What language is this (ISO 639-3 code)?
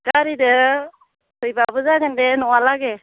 brx